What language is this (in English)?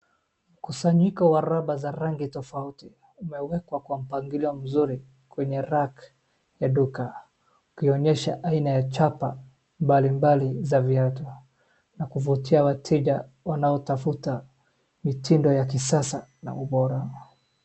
Swahili